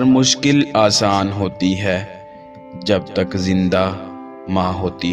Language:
Hindi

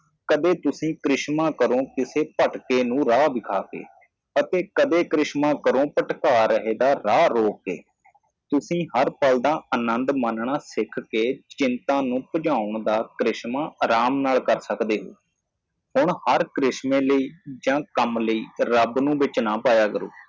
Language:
Punjabi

